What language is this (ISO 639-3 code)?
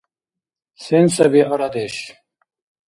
dar